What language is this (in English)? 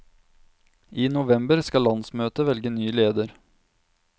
Norwegian